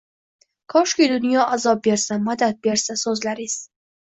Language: Uzbek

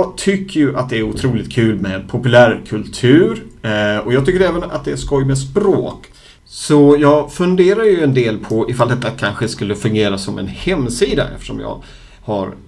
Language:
Swedish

